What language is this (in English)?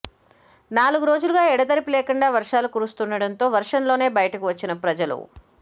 Telugu